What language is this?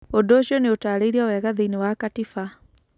Kikuyu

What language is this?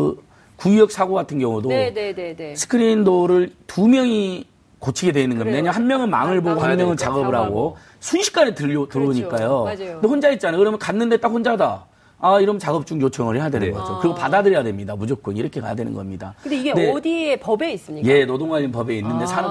Korean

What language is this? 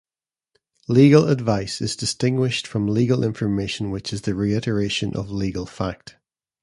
English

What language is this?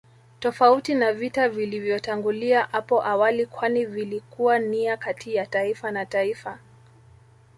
Swahili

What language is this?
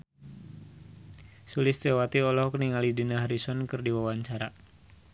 Sundanese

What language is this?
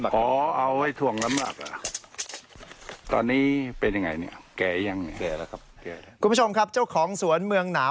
Thai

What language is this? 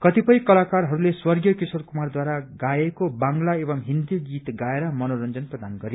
Nepali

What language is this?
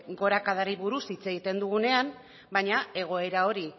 Basque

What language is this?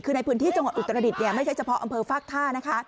Thai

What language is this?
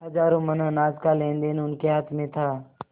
Hindi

